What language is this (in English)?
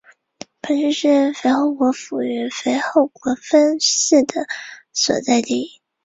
Chinese